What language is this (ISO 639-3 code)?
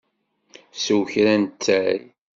kab